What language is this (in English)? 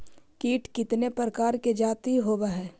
Magahi